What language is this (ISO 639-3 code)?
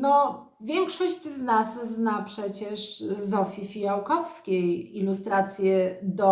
pol